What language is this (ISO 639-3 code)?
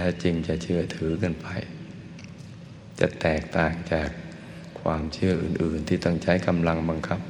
tha